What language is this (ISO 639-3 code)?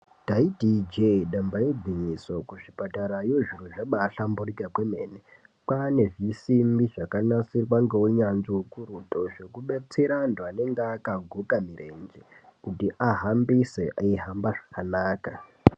ndc